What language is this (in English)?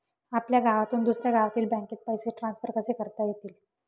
Marathi